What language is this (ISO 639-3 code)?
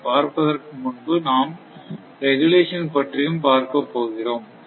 tam